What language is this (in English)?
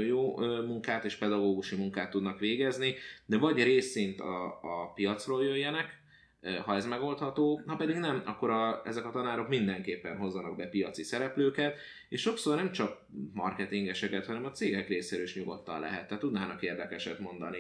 Hungarian